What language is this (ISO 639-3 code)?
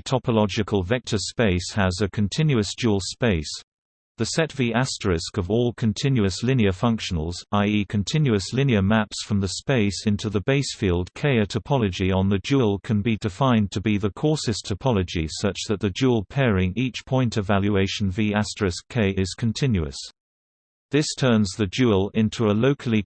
eng